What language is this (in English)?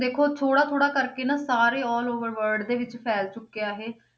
Punjabi